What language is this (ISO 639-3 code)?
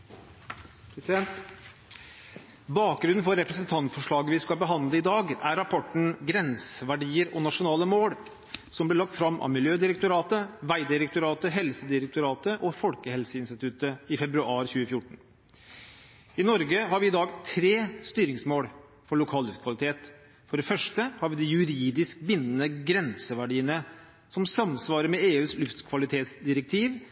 nob